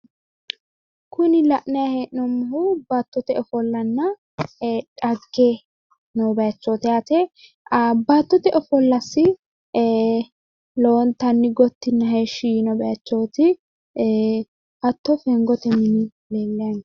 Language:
Sidamo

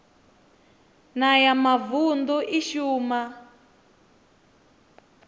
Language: Venda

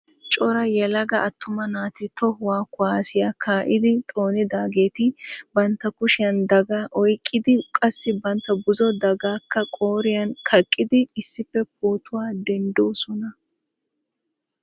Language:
Wolaytta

